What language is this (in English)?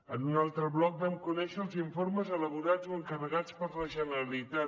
Catalan